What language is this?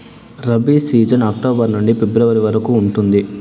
Telugu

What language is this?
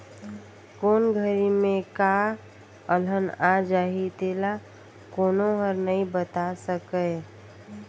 Chhattisgarhi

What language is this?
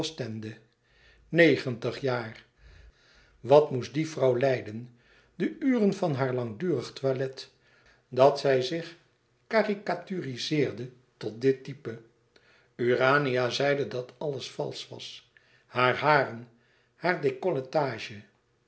Dutch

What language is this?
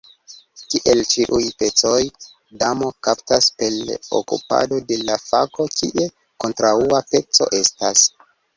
Esperanto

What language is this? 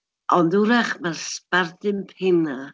Welsh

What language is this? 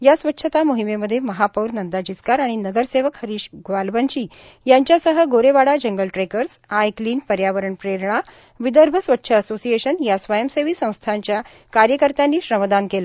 Marathi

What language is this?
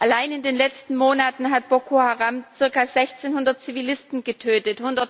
German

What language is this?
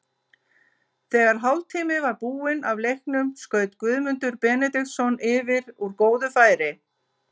Icelandic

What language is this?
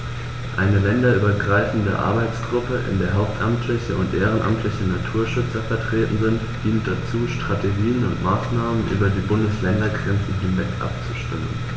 German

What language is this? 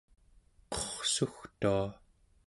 Central Yupik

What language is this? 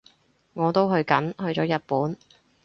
Cantonese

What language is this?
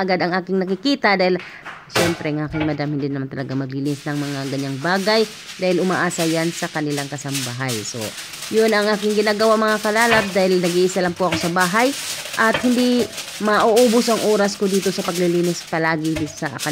Filipino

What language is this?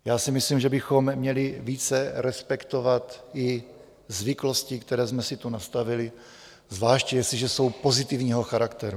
Czech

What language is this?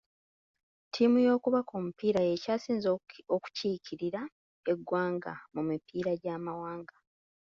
Ganda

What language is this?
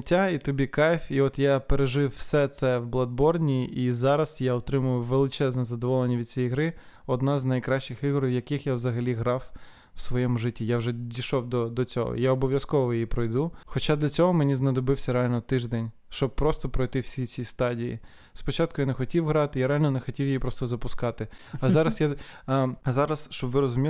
Ukrainian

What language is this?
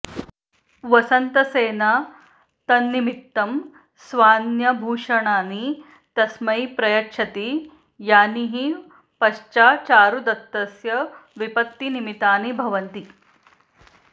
Sanskrit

